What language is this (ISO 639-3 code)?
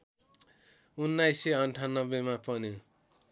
nep